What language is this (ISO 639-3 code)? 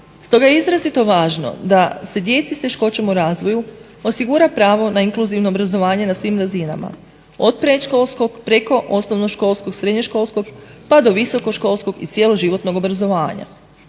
hrv